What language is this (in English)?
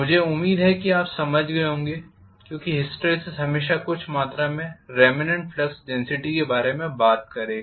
Hindi